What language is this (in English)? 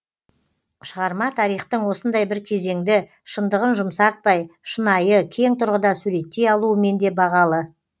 Kazakh